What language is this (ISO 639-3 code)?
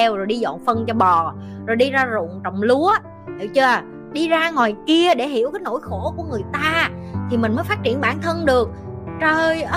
vie